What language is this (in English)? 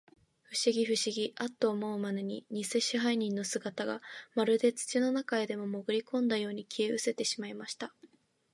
Japanese